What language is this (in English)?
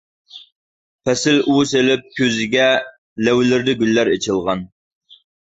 Uyghur